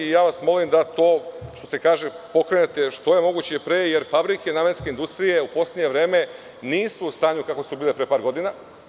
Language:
Serbian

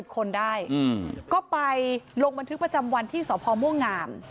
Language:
Thai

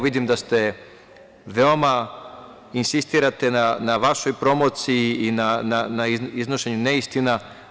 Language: Serbian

